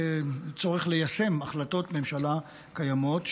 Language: Hebrew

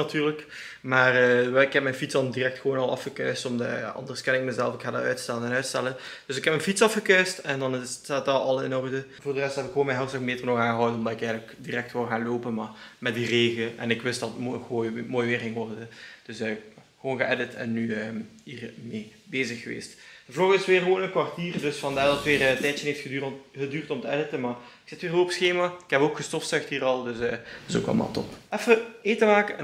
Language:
Dutch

